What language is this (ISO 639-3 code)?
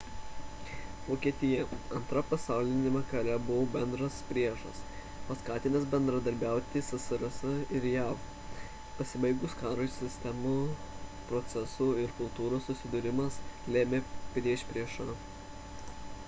lit